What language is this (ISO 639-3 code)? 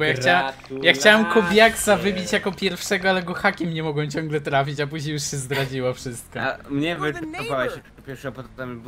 pol